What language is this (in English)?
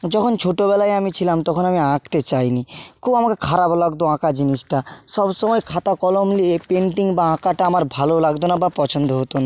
Bangla